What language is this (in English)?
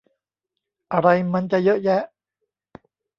Thai